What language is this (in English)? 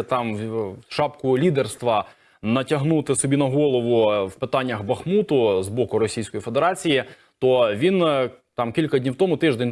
Ukrainian